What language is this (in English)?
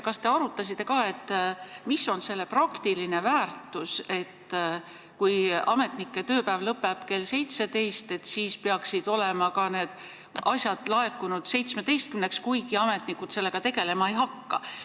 Estonian